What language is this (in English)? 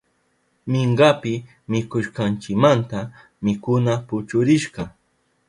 Southern Pastaza Quechua